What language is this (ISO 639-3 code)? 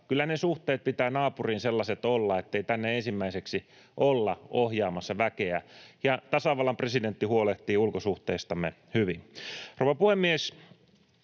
fin